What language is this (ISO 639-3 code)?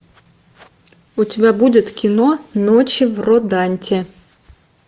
rus